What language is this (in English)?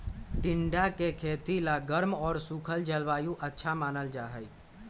Magahi